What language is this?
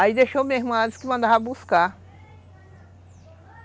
Portuguese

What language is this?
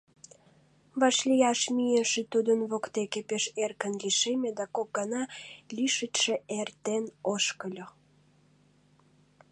Mari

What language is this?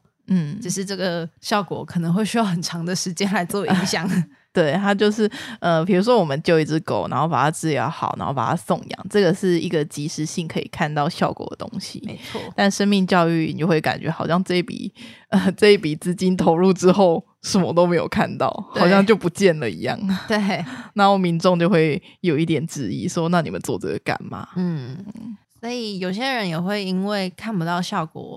Chinese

